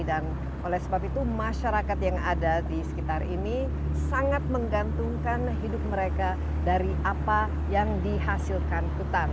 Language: Indonesian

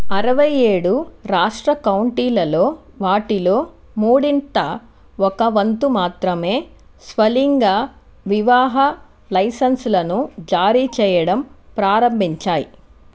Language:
Telugu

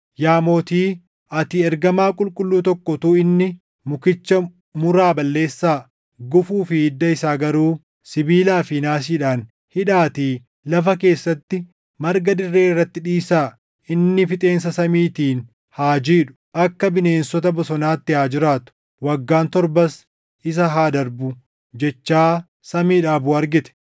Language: Oromo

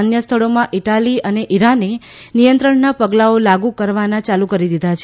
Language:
Gujarati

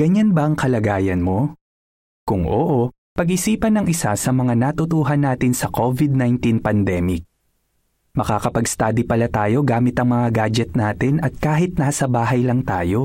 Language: Filipino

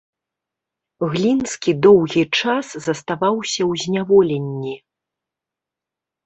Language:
Belarusian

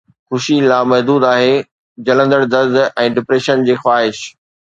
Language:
Sindhi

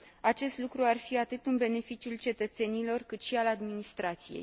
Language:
Romanian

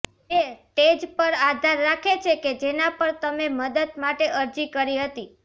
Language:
Gujarati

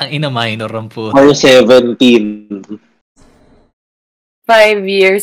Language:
Filipino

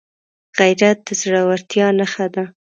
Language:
Pashto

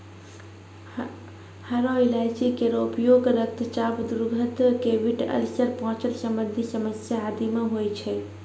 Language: Maithili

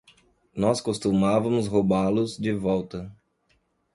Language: Portuguese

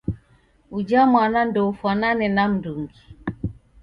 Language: Taita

